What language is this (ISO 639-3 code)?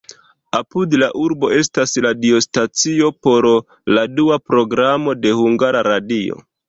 epo